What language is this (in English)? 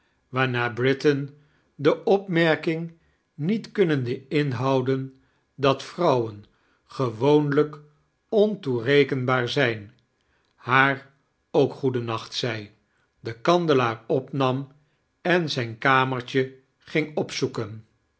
Dutch